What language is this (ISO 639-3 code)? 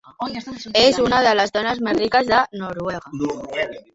cat